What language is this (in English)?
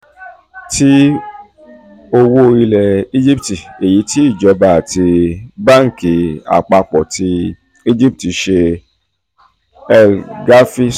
Yoruba